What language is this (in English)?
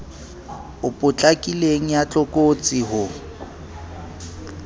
Southern Sotho